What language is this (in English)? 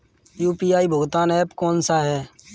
Hindi